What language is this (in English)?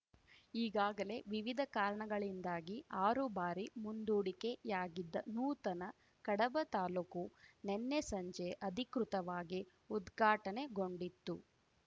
Kannada